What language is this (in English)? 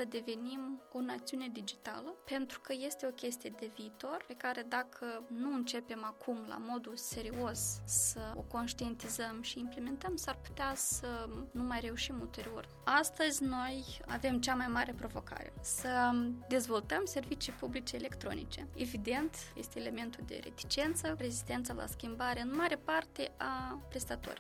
Romanian